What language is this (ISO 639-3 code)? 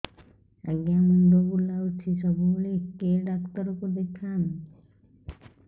ori